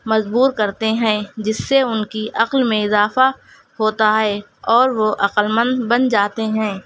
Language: Urdu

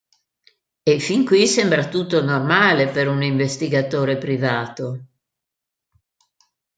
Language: Italian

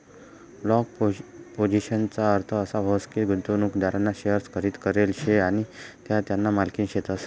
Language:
Marathi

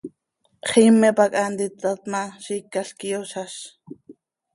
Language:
Seri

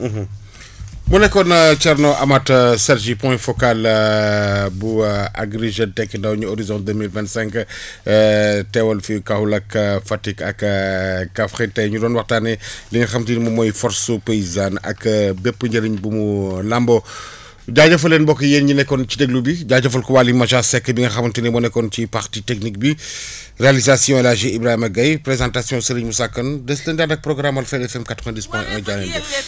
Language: Wolof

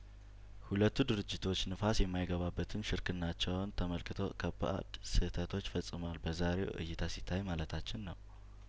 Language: Amharic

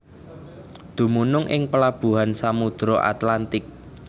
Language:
Javanese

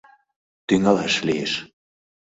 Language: Mari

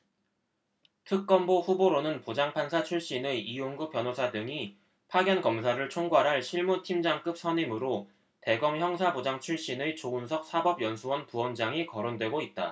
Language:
Korean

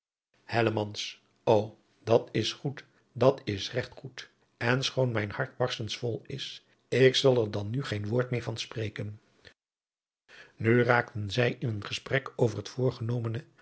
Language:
Dutch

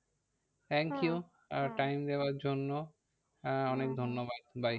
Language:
Bangla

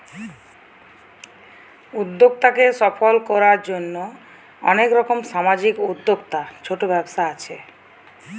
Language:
Bangla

